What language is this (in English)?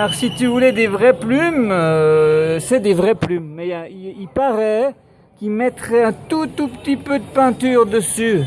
French